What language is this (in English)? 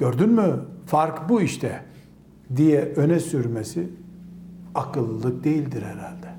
Turkish